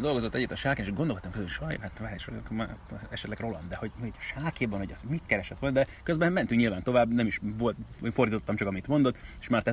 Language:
Hungarian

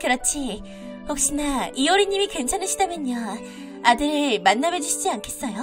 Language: Korean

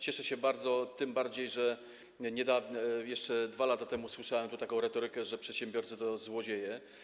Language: Polish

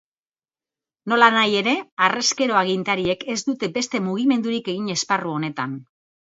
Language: Basque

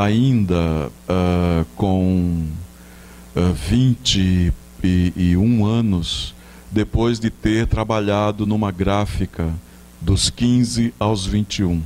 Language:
Portuguese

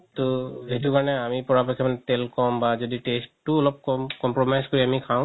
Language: Assamese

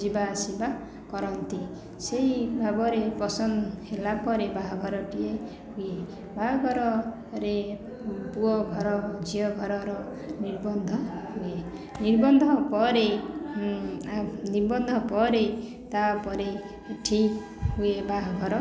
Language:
Odia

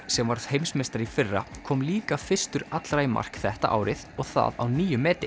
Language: Icelandic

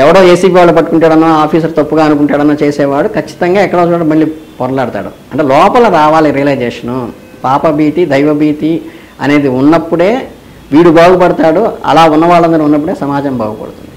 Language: Telugu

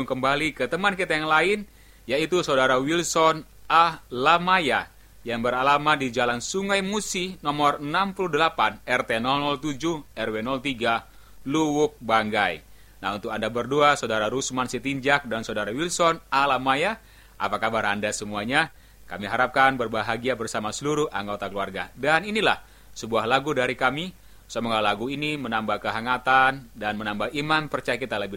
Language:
Indonesian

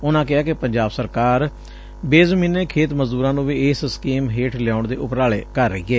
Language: Punjabi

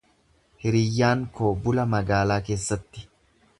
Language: Oromo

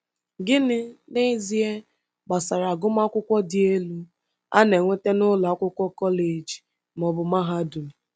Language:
Igbo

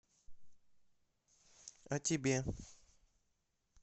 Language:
Russian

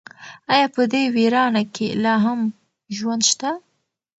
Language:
Pashto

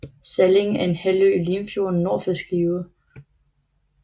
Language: Danish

